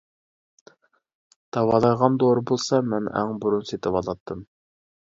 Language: Uyghur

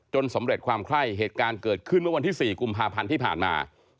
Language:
Thai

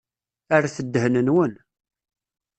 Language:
Kabyle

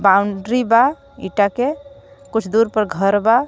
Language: Bhojpuri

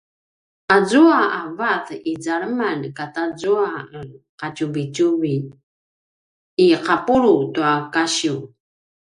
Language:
Paiwan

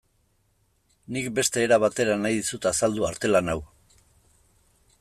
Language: Basque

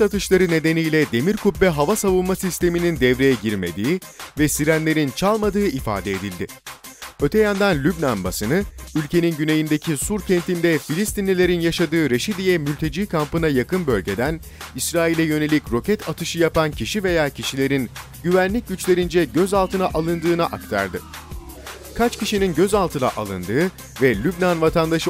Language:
Turkish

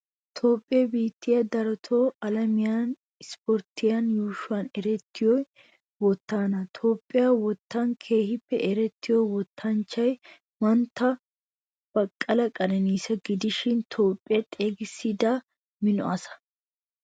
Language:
Wolaytta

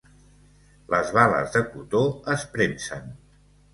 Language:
Catalan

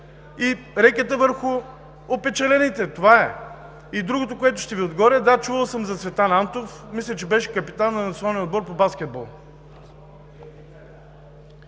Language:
Bulgarian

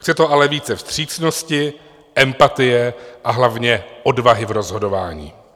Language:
Czech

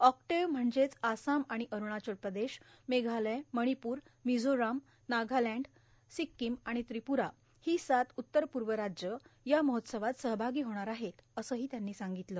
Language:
Marathi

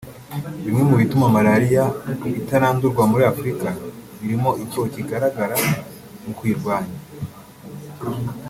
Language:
Kinyarwanda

